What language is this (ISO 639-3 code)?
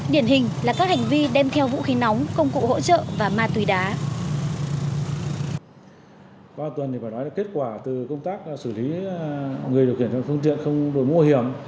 vie